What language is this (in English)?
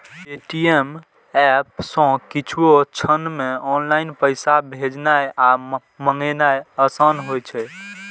Maithili